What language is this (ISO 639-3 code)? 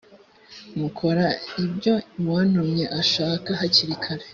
kin